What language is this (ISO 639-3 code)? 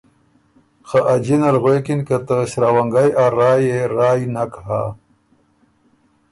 oru